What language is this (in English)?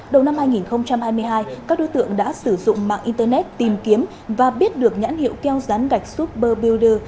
Vietnamese